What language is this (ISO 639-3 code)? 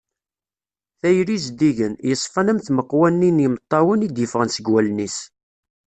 kab